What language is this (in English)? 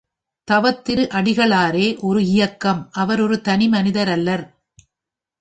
Tamil